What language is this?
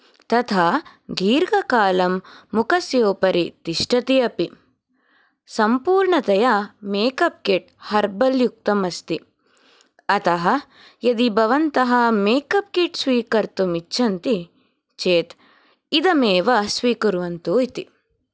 Sanskrit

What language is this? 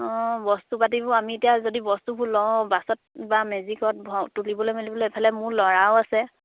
Assamese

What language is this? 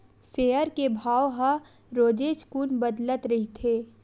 Chhattisgarhi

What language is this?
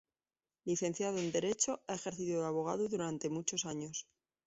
Spanish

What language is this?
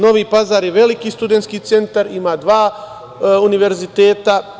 Serbian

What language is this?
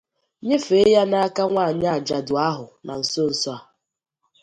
Igbo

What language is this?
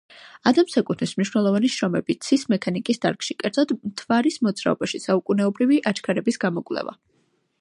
Georgian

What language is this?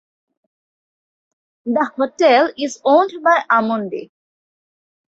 English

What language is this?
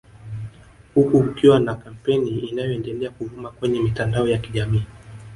Swahili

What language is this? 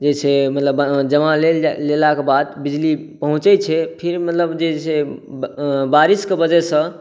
Maithili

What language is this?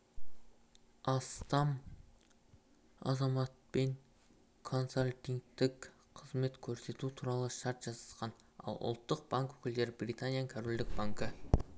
Kazakh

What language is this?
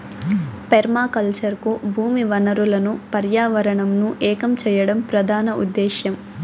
Telugu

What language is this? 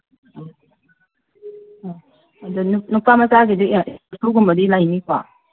Manipuri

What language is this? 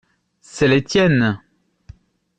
French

